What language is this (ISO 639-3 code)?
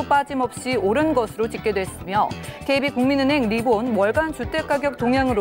kor